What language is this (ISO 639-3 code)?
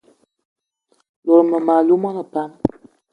eto